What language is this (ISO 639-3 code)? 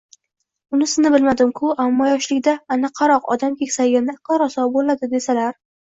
uzb